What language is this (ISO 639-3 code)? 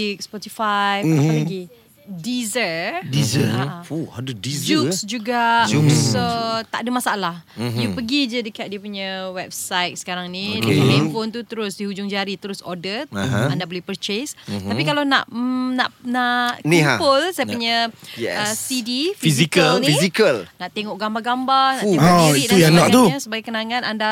msa